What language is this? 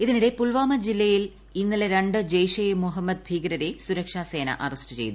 Malayalam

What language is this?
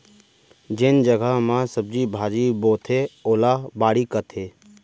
Chhattisgarhi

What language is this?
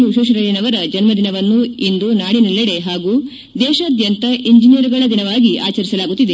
Kannada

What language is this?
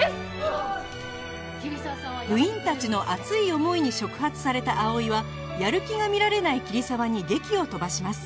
Japanese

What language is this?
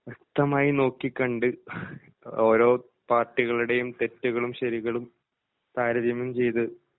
Malayalam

